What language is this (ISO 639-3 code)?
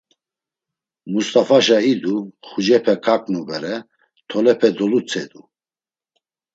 lzz